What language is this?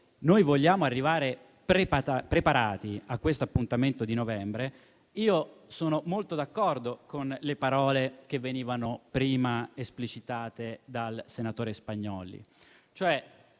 Italian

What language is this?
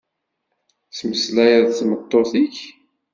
Kabyle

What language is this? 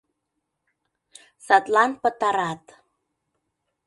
Mari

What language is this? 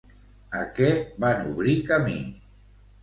Catalan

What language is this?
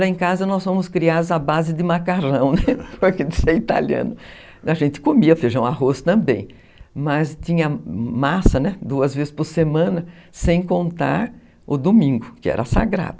Portuguese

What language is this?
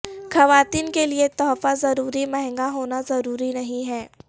Urdu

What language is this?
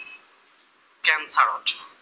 Assamese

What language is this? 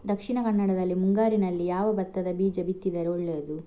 Kannada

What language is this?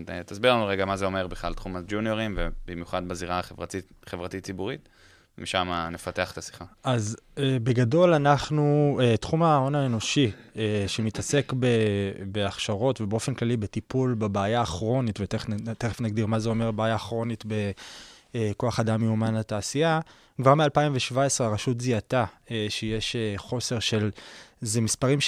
Hebrew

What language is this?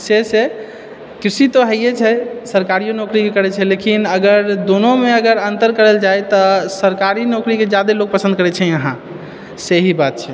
Maithili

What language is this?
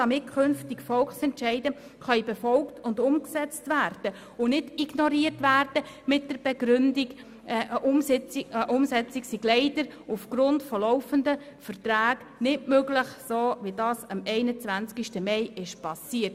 Swiss German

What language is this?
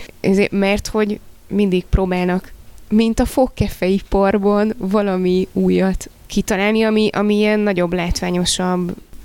Hungarian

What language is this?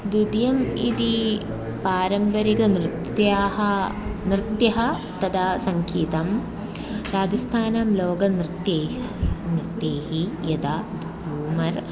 Sanskrit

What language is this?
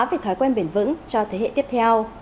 Vietnamese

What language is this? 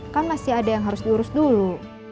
Indonesian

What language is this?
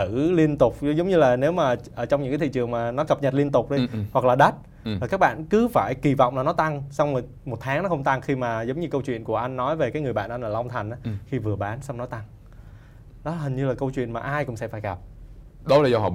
Vietnamese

